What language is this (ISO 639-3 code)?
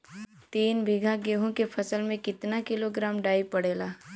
bho